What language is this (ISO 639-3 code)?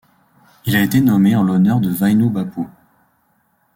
fra